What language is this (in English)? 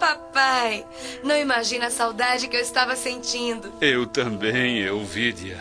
Portuguese